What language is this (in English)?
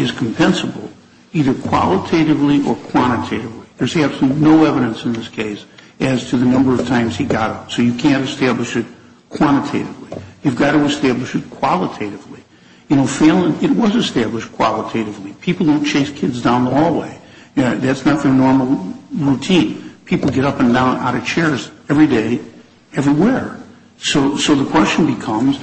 English